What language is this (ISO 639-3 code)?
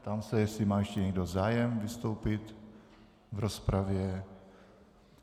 ces